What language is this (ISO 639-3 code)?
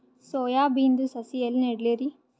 kan